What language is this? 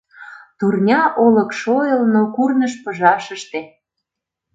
Mari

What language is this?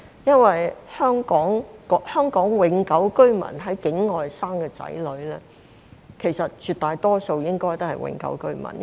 Cantonese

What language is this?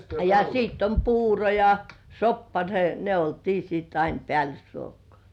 Finnish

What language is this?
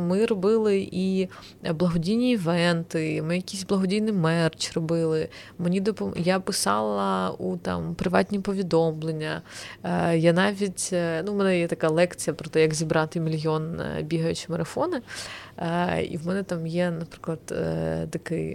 Ukrainian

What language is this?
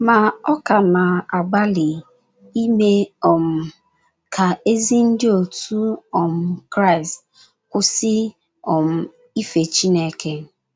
Igbo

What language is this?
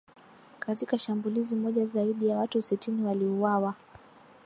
Swahili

